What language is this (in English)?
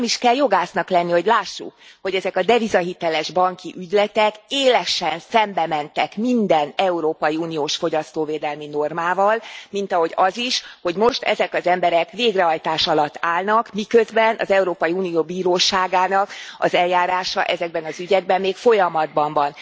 Hungarian